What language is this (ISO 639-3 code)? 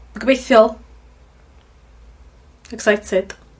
cym